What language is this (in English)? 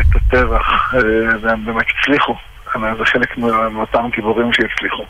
Hebrew